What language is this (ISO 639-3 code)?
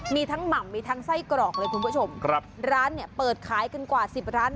tha